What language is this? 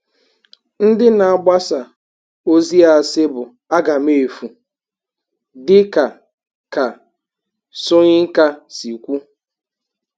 Igbo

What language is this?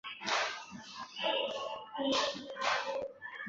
Chinese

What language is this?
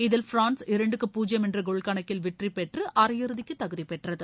Tamil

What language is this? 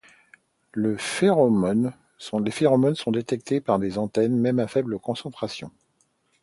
French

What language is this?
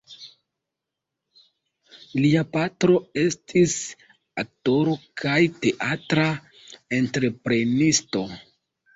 Esperanto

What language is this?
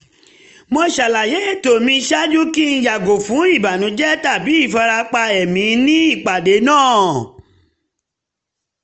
Yoruba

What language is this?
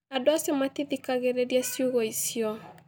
Kikuyu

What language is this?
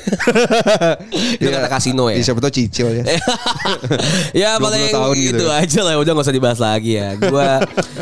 Indonesian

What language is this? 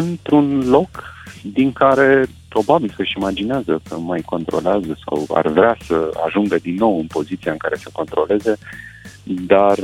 Romanian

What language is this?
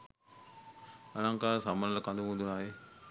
Sinhala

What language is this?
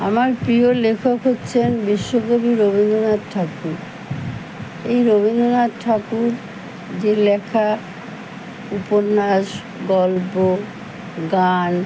Bangla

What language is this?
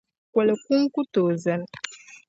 Dagbani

